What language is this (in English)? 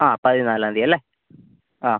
Malayalam